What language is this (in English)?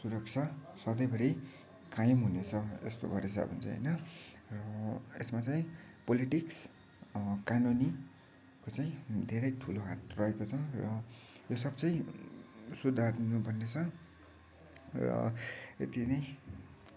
Nepali